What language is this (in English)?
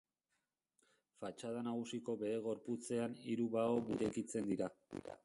Basque